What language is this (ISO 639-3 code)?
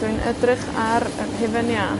cym